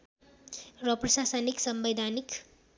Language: Nepali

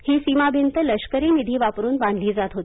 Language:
Marathi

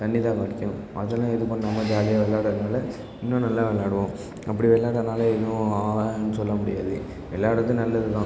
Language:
Tamil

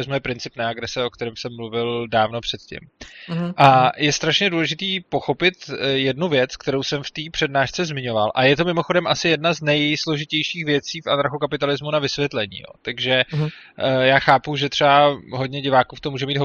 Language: Czech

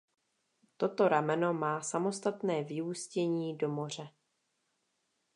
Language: Czech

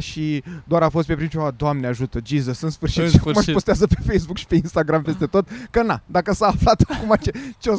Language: Romanian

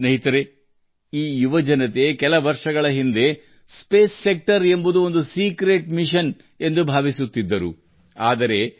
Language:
Kannada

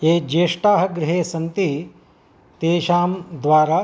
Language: Sanskrit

